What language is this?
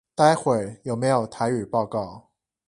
Chinese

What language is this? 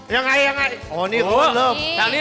Thai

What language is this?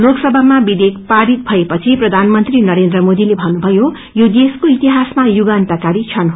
Nepali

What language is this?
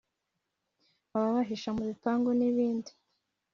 Kinyarwanda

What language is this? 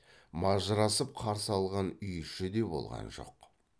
Kazakh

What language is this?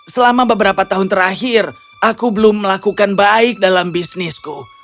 Indonesian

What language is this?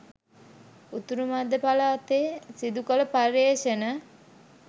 Sinhala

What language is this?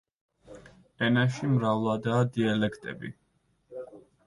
Georgian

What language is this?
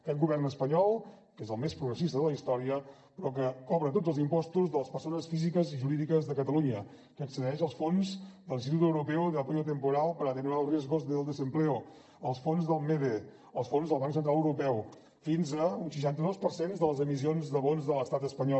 Catalan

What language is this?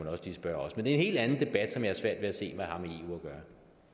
Danish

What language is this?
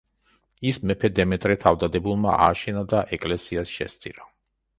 Georgian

